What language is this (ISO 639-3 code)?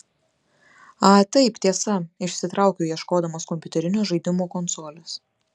lit